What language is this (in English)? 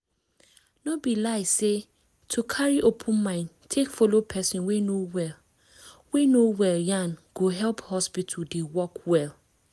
Nigerian Pidgin